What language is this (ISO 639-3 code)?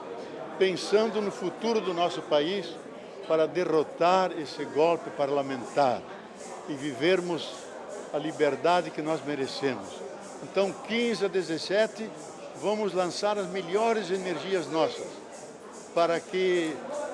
por